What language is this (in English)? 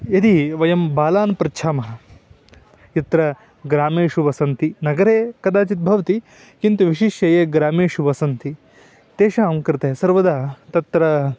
Sanskrit